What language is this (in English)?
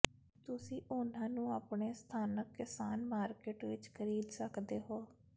Punjabi